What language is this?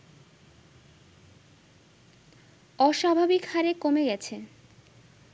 Bangla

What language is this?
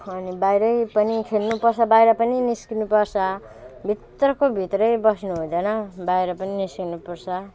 Nepali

